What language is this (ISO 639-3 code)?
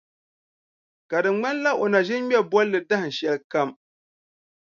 dag